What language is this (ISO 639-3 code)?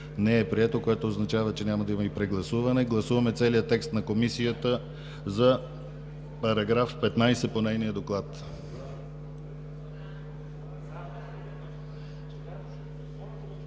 bul